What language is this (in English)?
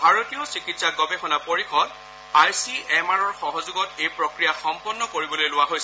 Assamese